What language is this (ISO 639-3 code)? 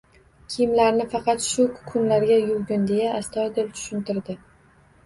uzb